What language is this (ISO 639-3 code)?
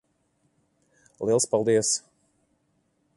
lav